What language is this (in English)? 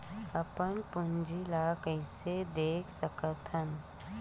Chhattisgarhi